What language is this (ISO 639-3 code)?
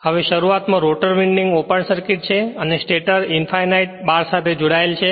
guj